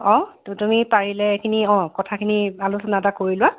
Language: Assamese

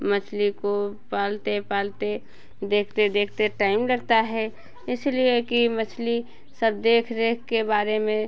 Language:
Hindi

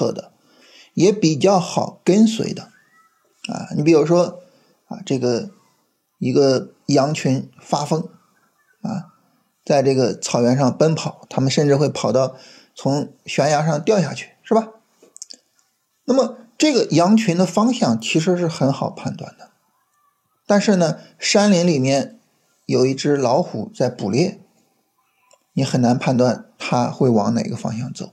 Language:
Chinese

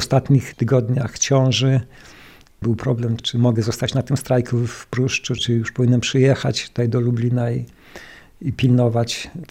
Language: Polish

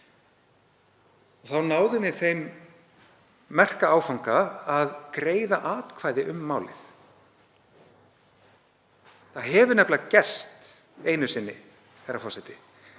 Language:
Icelandic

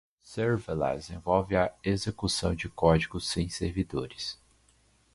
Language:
Portuguese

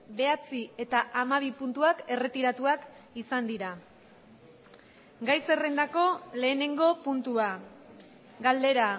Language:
Basque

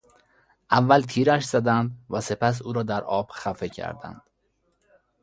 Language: Persian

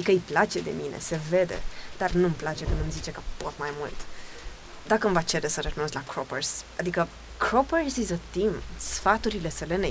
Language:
Romanian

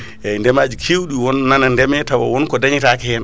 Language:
Fula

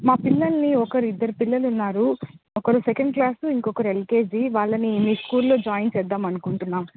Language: Telugu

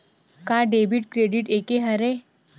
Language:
Chhattisgarhi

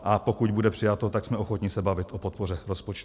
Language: Czech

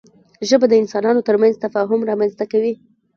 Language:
Pashto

